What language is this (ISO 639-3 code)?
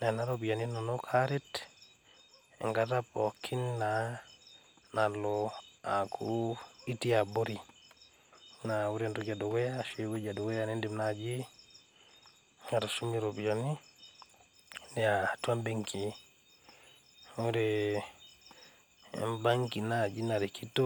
mas